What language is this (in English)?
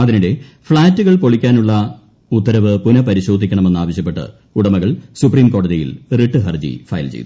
Malayalam